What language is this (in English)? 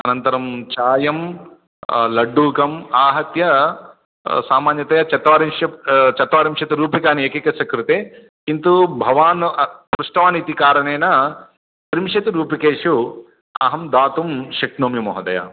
Sanskrit